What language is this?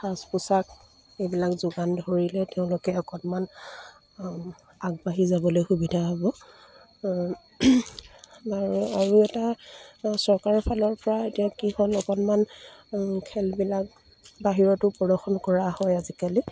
Assamese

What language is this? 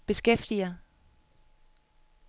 Danish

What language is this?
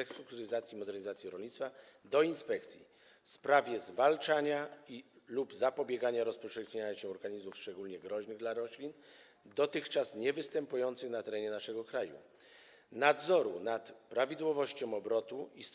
Polish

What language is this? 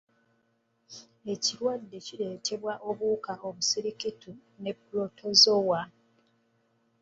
Ganda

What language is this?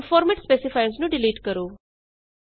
Punjabi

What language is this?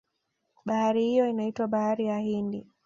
Swahili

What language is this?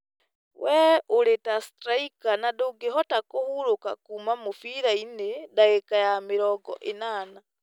Kikuyu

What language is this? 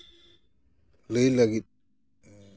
Santali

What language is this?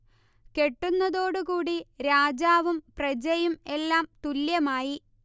Malayalam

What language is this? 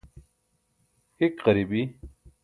Burushaski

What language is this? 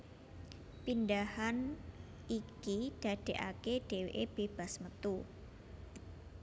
Javanese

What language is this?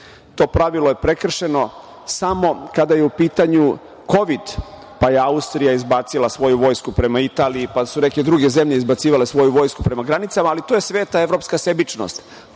Serbian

